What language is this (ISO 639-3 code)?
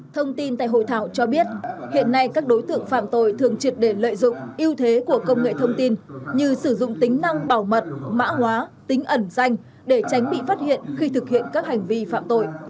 vie